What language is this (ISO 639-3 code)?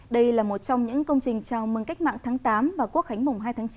vie